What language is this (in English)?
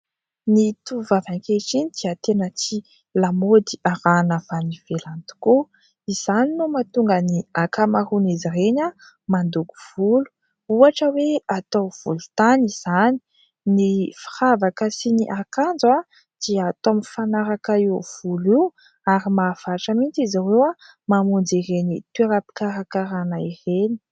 Malagasy